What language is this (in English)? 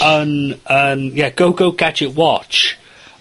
Welsh